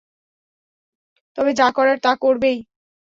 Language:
Bangla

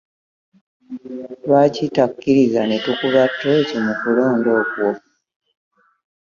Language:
Ganda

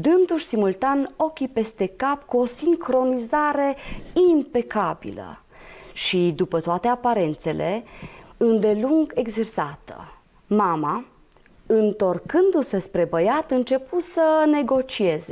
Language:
Romanian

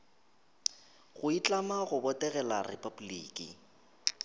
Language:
Northern Sotho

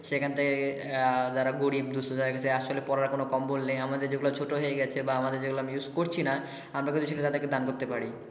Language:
Bangla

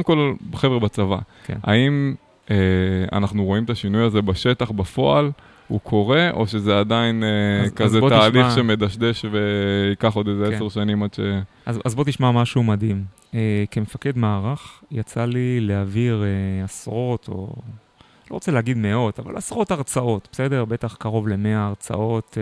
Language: Hebrew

